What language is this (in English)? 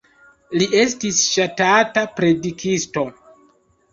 Esperanto